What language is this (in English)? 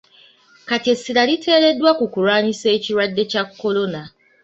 Ganda